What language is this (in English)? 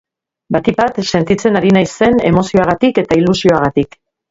Basque